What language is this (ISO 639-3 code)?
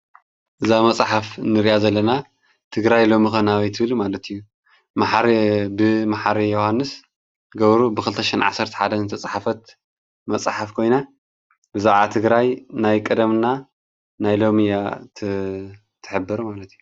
tir